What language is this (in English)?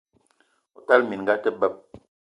Eton (Cameroon)